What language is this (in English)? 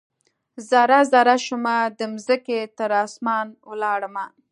Pashto